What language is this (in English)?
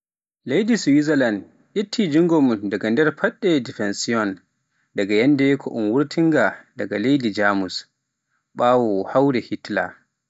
Pular